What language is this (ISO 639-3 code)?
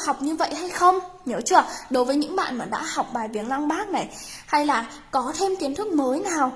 vie